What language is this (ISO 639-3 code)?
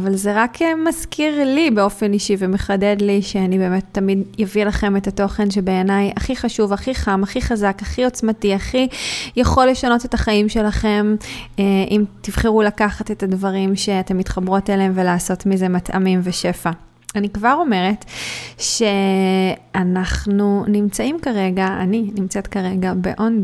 heb